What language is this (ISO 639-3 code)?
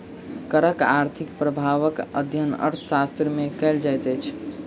mai